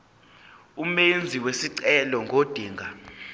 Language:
Zulu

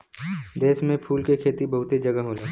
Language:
Bhojpuri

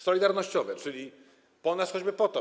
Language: Polish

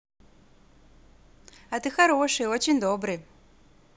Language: Russian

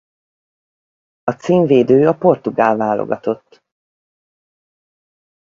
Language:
Hungarian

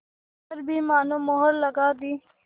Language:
Hindi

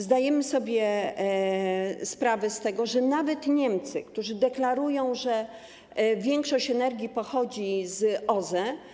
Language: Polish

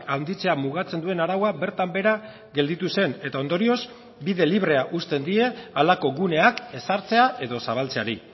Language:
Basque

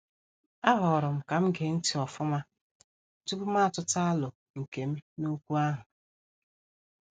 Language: Igbo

